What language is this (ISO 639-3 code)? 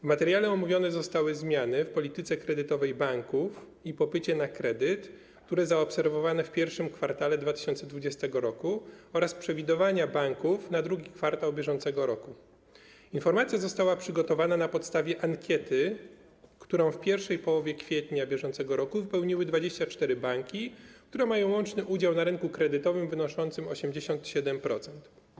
pol